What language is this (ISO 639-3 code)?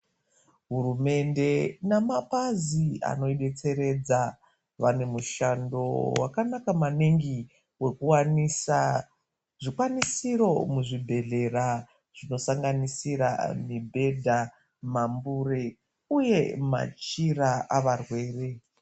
ndc